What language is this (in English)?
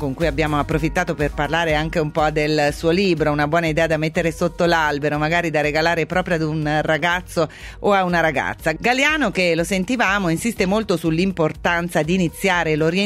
Italian